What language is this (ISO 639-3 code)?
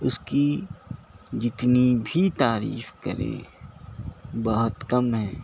urd